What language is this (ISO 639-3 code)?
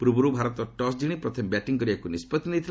ori